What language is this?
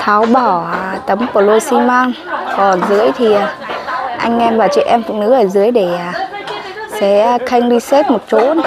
Vietnamese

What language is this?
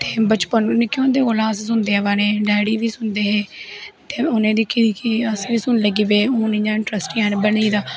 Dogri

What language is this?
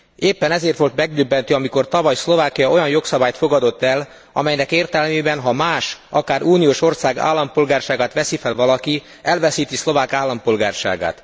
Hungarian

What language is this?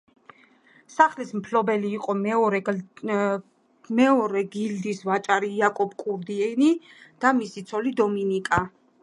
Georgian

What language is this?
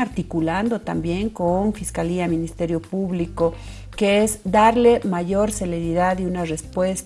Spanish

